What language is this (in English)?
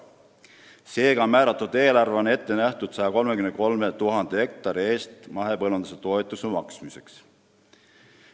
Estonian